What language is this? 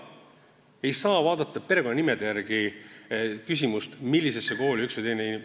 Estonian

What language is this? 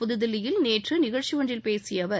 Tamil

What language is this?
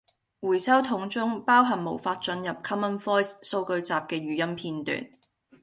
Cantonese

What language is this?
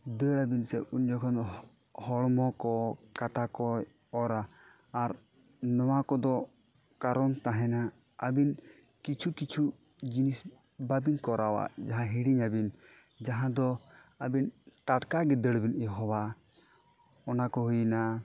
Santali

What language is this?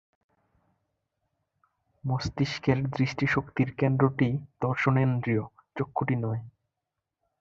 Bangla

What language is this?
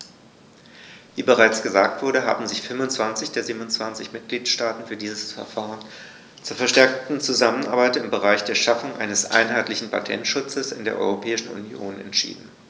German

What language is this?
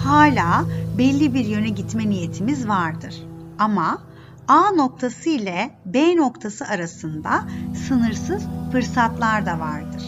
Turkish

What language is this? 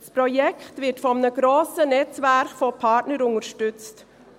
Swiss German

